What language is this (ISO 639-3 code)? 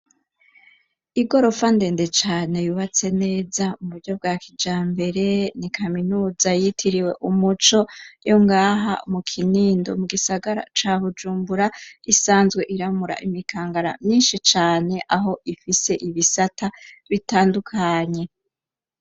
run